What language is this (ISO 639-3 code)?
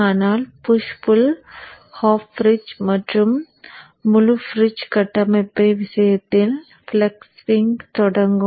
tam